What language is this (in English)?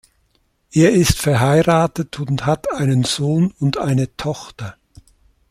German